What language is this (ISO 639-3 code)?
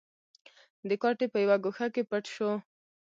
pus